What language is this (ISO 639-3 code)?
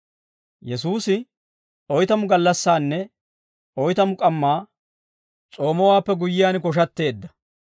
dwr